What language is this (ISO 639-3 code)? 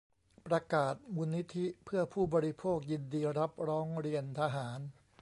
tha